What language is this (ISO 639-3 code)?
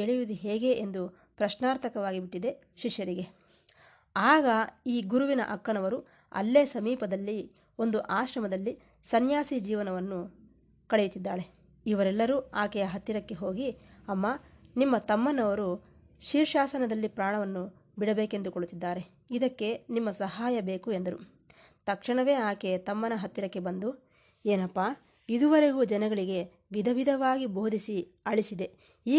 kan